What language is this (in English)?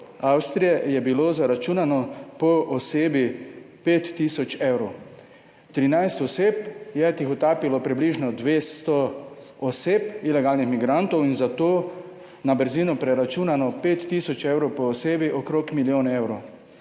Slovenian